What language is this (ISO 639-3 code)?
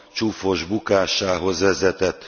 hun